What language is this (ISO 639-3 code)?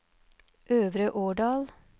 nor